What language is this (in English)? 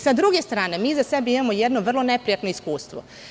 Serbian